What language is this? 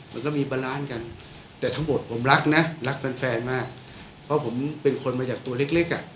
Thai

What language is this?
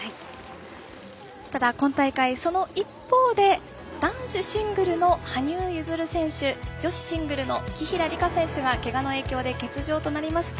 Japanese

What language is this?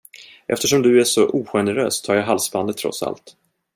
Swedish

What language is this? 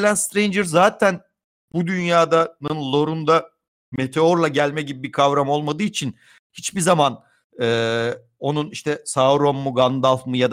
Turkish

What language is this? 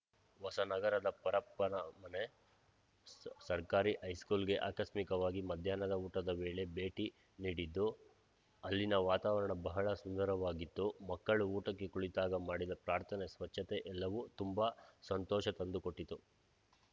Kannada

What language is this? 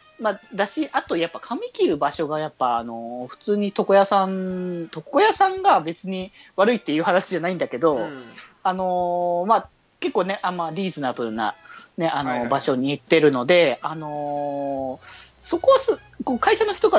Japanese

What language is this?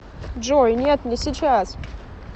Russian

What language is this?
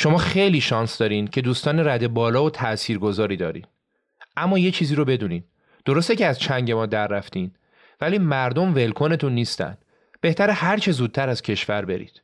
Persian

